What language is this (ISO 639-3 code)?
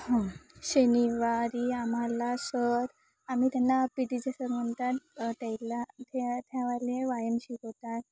mar